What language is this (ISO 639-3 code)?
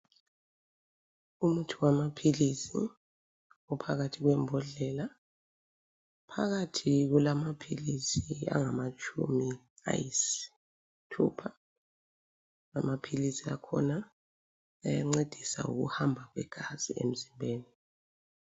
nde